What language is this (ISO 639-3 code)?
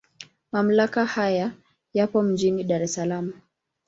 swa